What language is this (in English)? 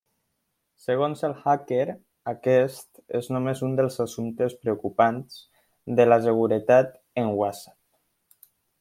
Catalan